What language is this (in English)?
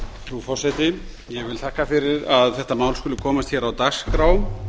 Icelandic